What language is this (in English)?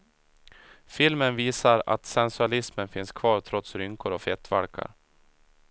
Swedish